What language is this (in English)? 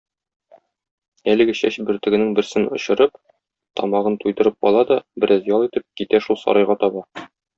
Tatar